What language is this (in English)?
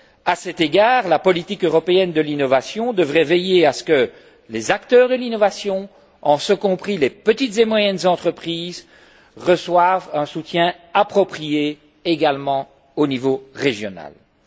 French